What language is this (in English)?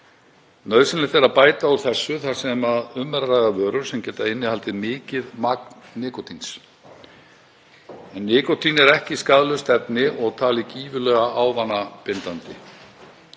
Icelandic